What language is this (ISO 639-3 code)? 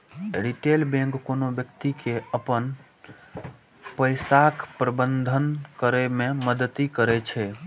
mai